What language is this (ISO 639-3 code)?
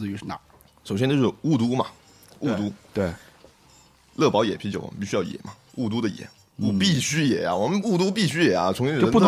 zho